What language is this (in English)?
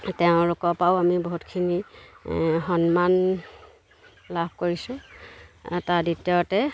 Assamese